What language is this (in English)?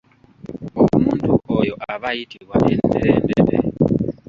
Ganda